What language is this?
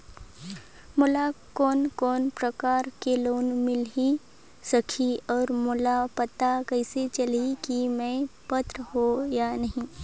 Chhattisgarhi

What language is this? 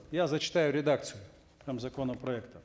Kazakh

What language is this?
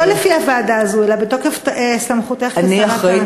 Hebrew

